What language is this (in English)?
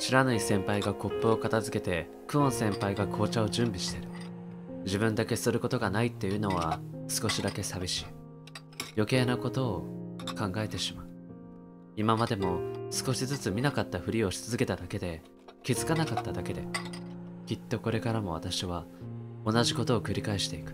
Japanese